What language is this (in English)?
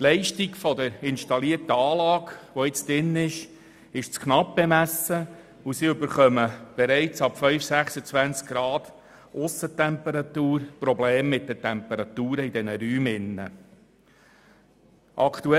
Swiss German